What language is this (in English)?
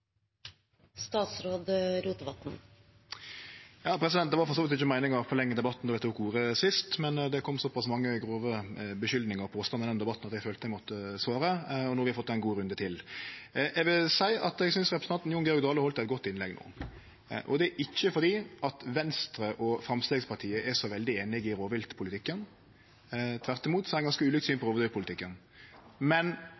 Norwegian Nynorsk